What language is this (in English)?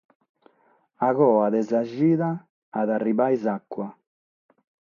Sardinian